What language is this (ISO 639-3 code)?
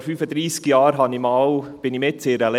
gsw